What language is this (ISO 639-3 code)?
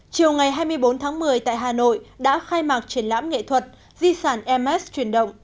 vie